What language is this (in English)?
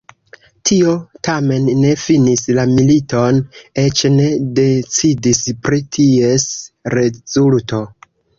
Esperanto